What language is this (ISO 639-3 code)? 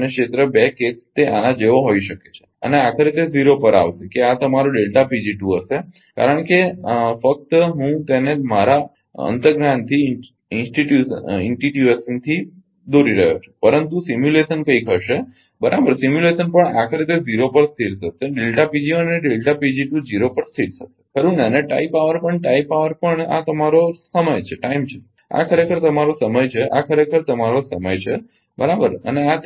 guj